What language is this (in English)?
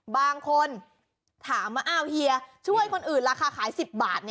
Thai